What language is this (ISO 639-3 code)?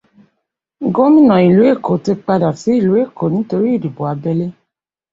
yor